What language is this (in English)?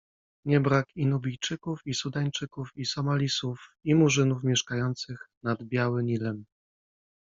Polish